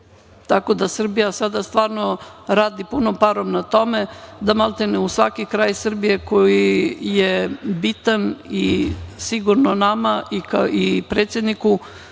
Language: Serbian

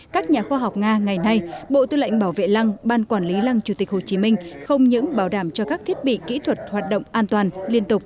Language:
Vietnamese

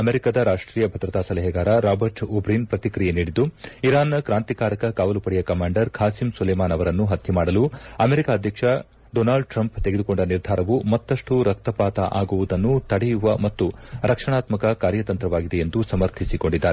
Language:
Kannada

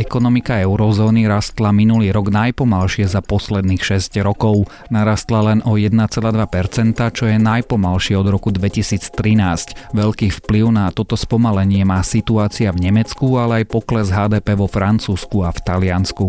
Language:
Slovak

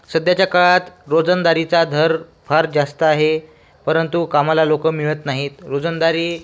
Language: Marathi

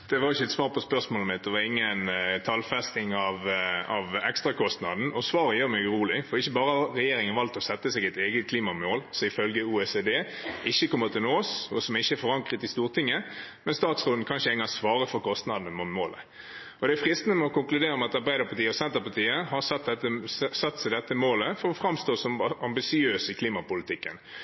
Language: Norwegian Bokmål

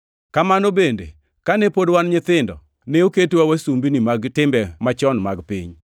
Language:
Luo (Kenya and Tanzania)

